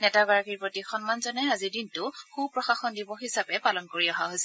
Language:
Assamese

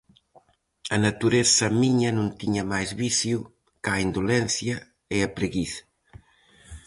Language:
Galician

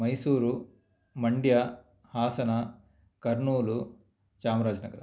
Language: Sanskrit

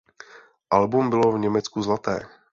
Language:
Czech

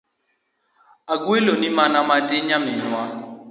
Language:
Luo (Kenya and Tanzania)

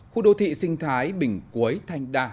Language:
Vietnamese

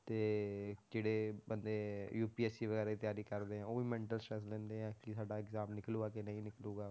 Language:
Punjabi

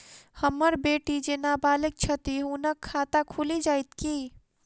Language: Maithili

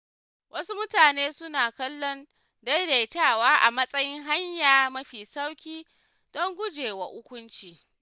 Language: Hausa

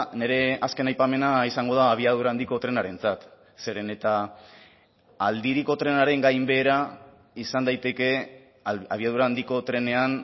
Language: Basque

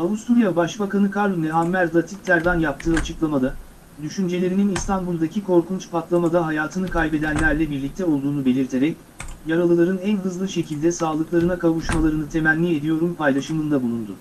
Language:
Turkish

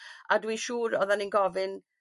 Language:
Welsh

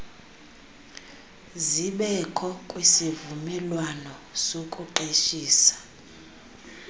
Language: Xhosa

